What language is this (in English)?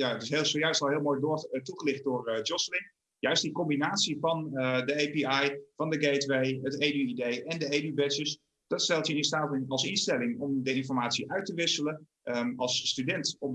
Dutch